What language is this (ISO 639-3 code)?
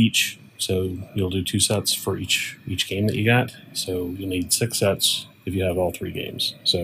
eng